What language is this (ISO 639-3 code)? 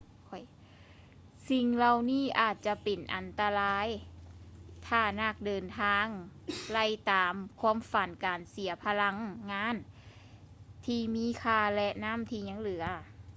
lao